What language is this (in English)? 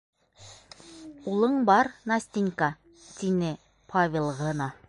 Bashkir